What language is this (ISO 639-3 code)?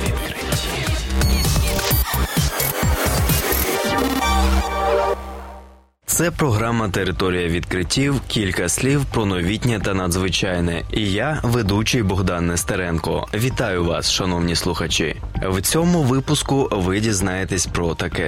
ukr